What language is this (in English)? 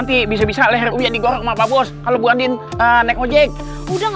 Indonesian